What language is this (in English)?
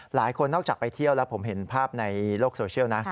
Thai